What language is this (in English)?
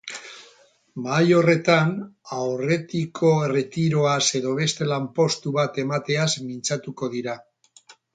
Basque